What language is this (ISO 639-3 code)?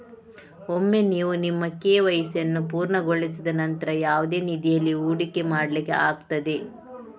kan